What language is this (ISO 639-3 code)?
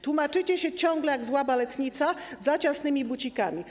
pol